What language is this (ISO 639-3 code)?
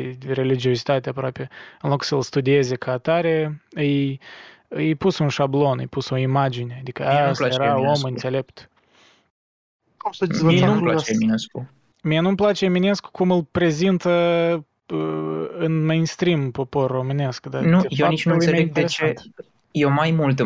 ron